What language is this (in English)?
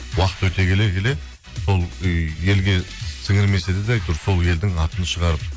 Kazakh